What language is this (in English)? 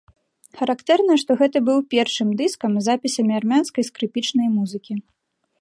Belarusian